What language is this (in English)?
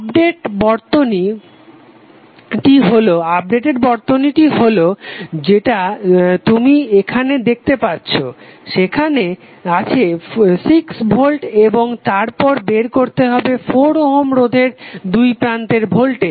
Bangla